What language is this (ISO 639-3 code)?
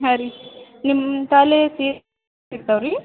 kan